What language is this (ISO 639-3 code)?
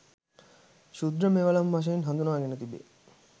sin